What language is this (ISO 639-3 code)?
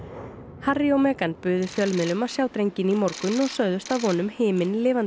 isl